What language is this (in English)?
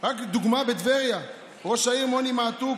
Hebrew